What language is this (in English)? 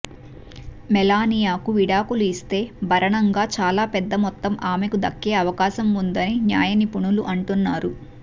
Telugu